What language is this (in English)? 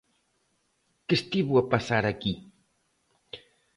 Galician